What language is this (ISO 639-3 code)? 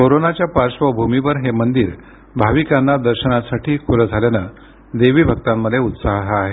mar